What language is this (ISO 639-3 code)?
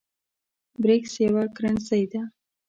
pus